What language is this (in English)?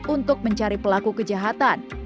Indonesian